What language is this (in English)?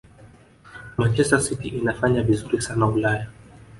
Swahili